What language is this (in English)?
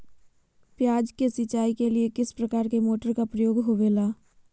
Magahi